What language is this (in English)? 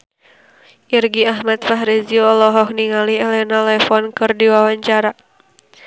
Sundanese